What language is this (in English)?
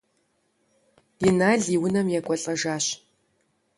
Kabardian